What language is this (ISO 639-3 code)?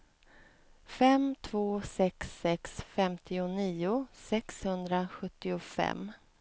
swe